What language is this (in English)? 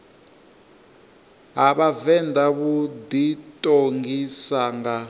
Venda